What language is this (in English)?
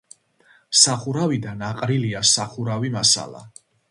Georgian